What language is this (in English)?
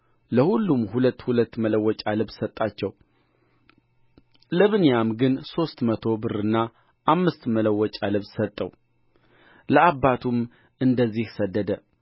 Amharic